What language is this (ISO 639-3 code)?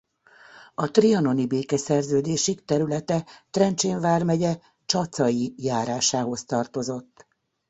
hun